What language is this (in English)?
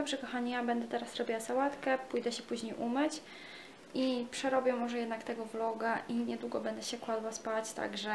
Polish